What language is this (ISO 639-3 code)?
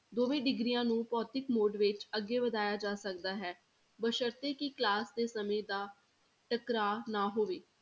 pan